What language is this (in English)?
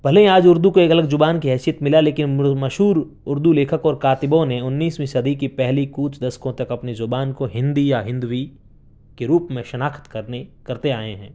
Urdu